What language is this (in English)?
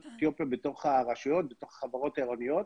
Hebrew